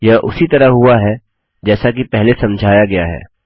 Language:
Hindi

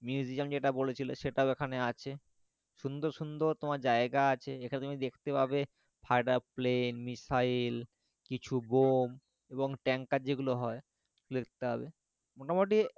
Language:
Bangla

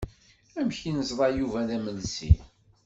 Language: Kabyle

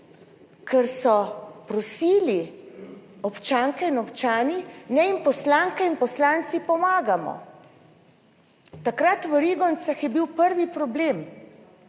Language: Slovenian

